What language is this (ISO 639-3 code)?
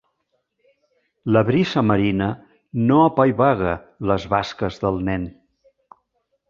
cat